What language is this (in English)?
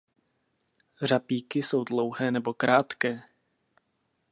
Czech